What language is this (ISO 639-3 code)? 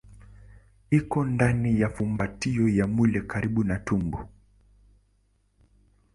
swa